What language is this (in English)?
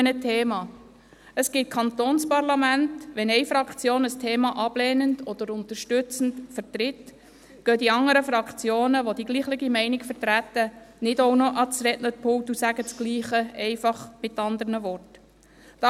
Swiss German